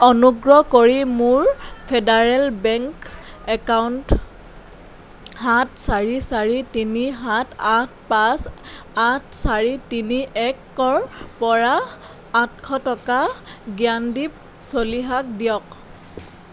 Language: Assamese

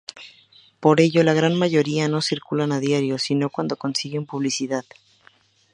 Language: Spanish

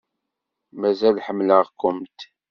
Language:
Kabyle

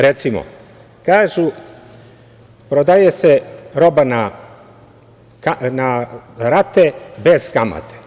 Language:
Serbian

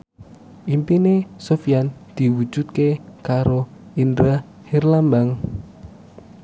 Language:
Javanese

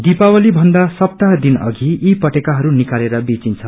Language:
Nepali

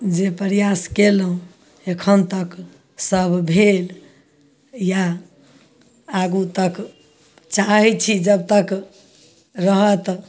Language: Maithili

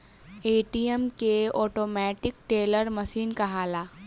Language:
Bhojpuri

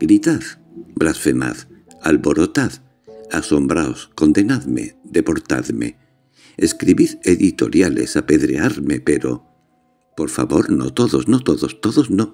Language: Spanish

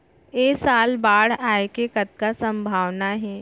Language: Chhattisgarhi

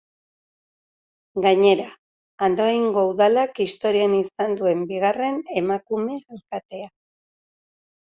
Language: Basque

